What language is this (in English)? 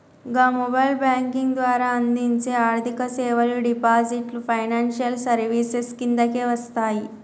Telugu